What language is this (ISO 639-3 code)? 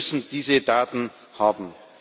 deu